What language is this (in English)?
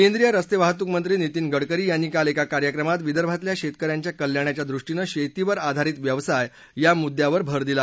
Marathi